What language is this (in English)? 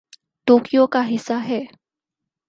Urdu